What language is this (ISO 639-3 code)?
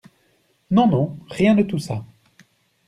fra